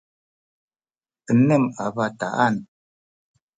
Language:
Sakizaya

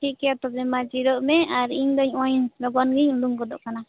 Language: Santali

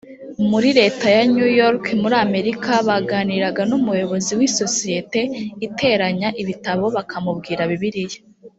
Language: Kinyarwanda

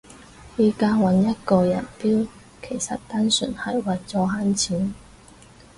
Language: Cantonese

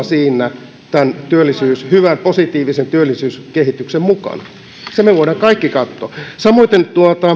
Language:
Finnish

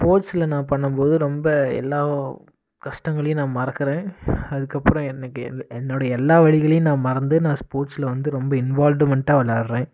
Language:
Tamil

